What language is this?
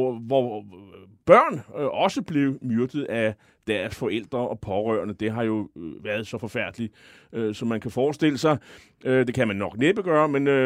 Danish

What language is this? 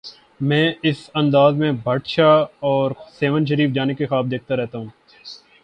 Urdu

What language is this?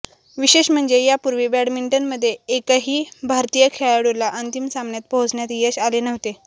Marathi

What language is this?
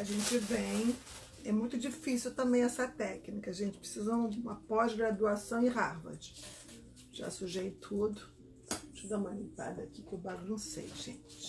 Portuguese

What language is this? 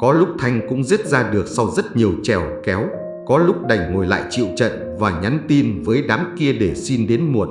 Vietnamese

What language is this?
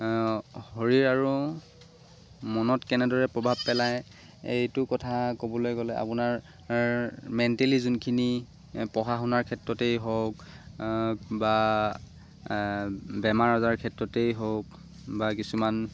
Assamese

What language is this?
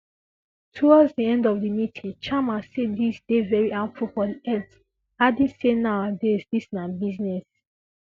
Nigerian Pidgin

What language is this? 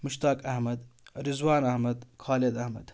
Kashmiri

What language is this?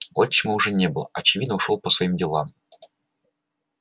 Russian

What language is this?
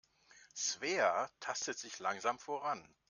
German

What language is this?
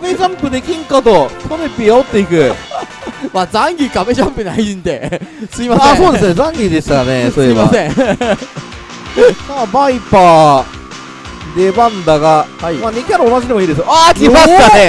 Japanese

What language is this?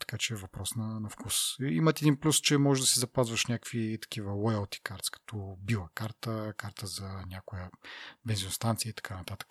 Bulgarian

